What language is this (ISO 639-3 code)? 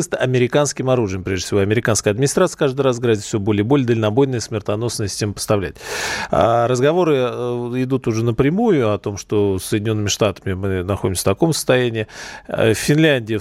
rus